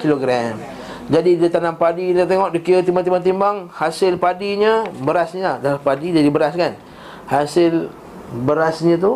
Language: Malay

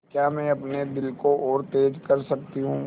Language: Hindi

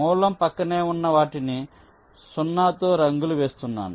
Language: Telugu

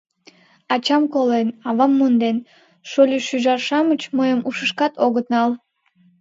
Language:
Mari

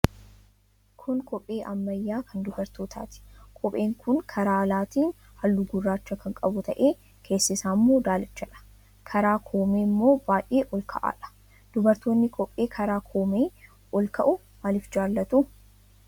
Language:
Oromo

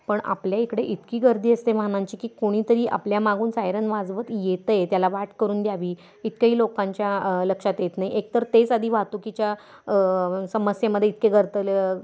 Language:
Marathi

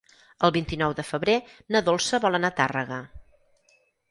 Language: Catalan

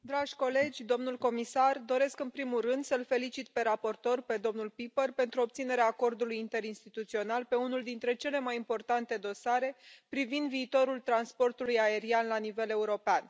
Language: Romanian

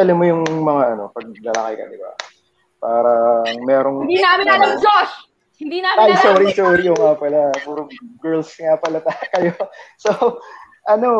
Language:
Filipino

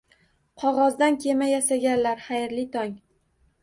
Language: Uzbek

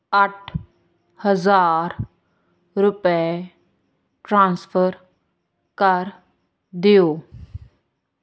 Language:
Punjabi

